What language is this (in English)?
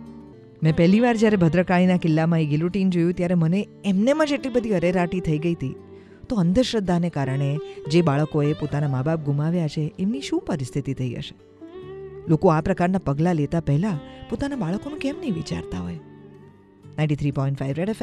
Hindi